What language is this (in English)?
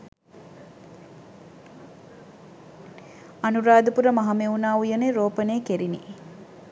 Sinhala